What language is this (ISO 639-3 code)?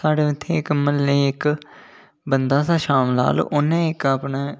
doi